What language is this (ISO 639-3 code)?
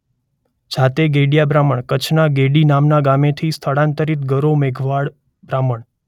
guj